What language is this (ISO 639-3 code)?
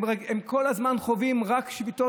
heb